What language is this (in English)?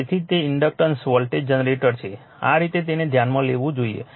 Gujarati